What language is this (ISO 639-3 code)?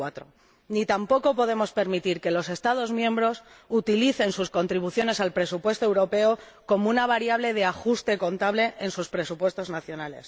spa